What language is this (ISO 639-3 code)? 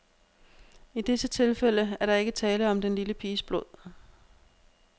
dan